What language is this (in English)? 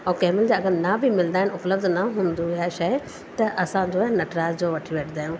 Sindhi